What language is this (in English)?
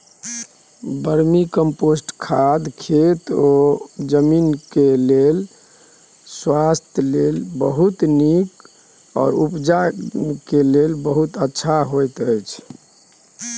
Maithili